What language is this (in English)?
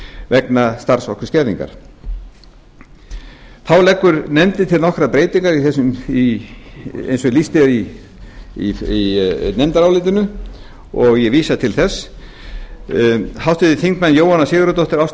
Icelandic